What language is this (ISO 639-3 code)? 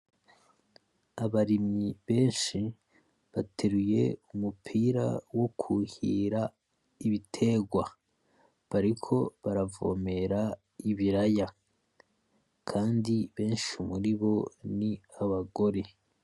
run